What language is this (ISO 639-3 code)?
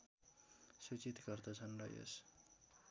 nep